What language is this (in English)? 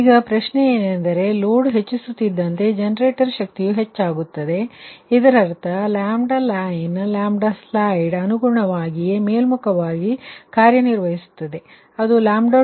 Kannada